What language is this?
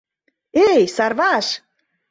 Mari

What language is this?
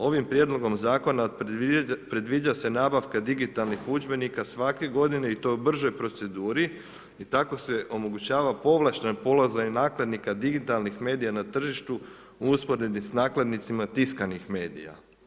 Croatian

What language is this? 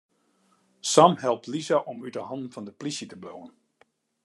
Western Frisian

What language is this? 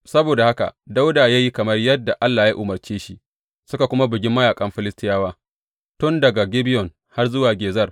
Hausa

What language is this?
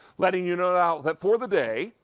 English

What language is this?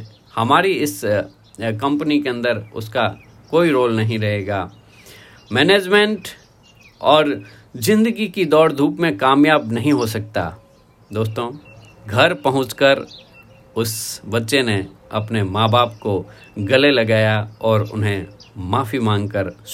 Hindi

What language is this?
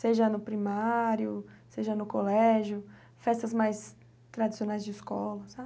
Portuguese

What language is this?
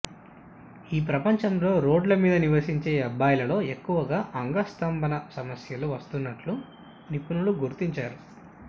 Telugu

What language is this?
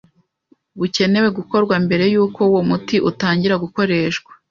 Kinyarwanda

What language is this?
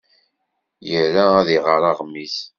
Kabyle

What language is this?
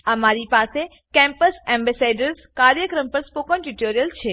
Gujarati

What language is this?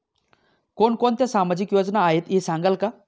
Marathi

